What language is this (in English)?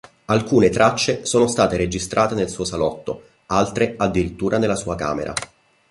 Italian